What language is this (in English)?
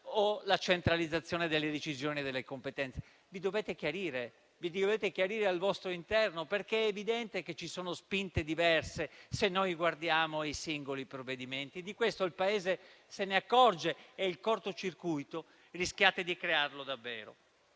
Italian